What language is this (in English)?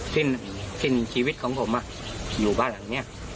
Thai